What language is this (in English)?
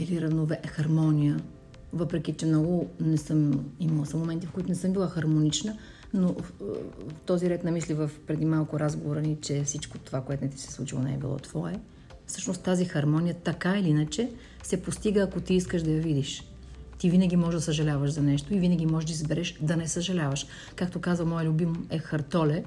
Bulgarian